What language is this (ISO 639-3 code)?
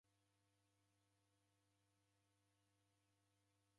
dav